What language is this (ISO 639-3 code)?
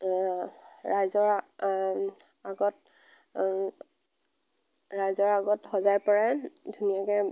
asm